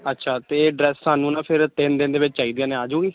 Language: Punjabi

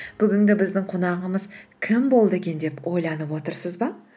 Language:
Kazakh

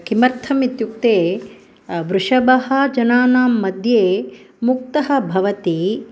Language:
Sanskrit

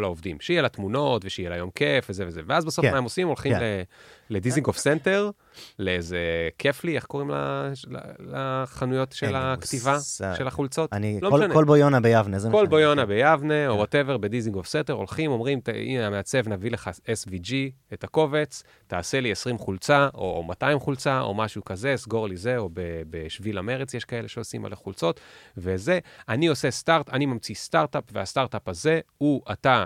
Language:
Hebrew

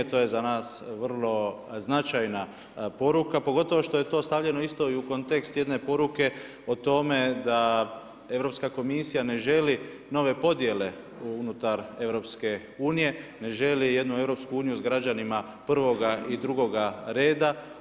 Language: Croatian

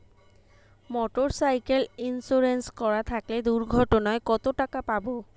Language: Bangla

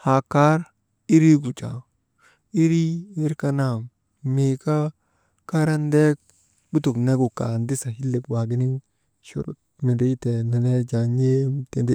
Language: Maba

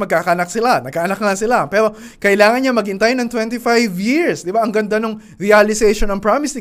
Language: Filipino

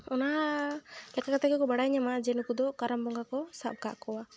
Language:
Santali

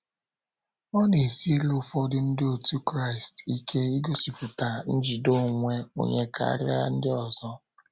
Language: Igbo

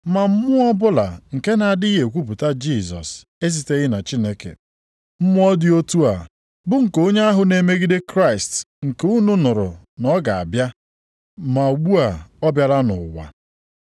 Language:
Igbo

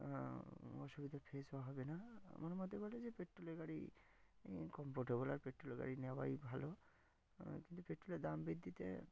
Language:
Bangla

